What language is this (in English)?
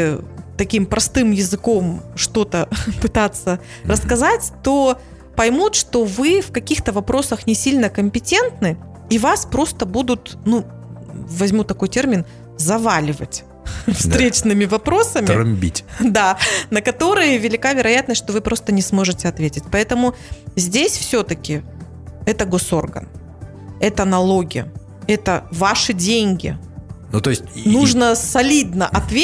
Russian